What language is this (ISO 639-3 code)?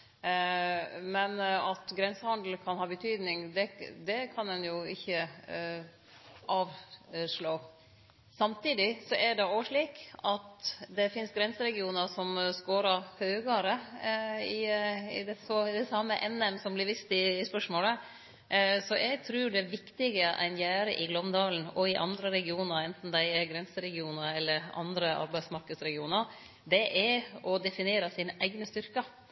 nno